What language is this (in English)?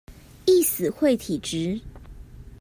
Chinese